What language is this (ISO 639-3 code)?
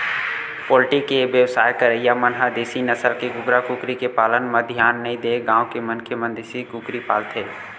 hne